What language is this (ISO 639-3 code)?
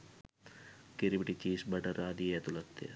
sin